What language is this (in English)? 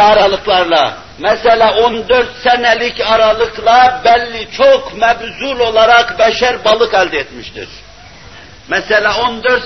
Turkish